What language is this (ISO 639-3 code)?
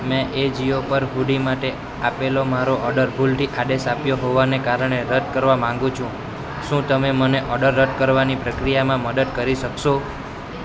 guj